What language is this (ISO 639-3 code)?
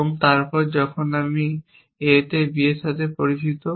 ben